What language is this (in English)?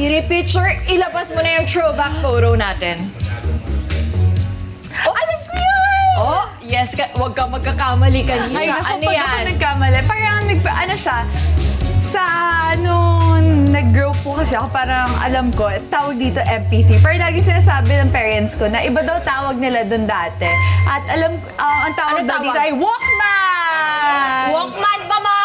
Filipino